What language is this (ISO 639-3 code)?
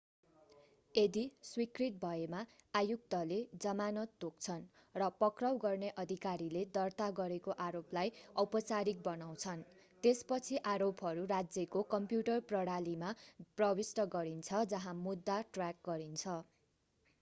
nep